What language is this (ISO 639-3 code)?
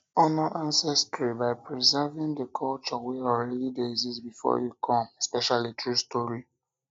pcm